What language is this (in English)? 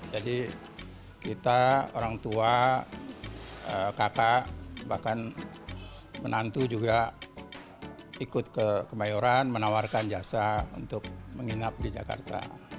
Indonesian